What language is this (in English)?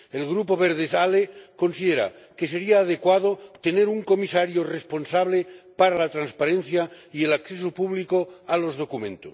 Spanish